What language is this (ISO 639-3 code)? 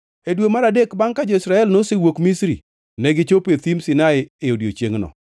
luo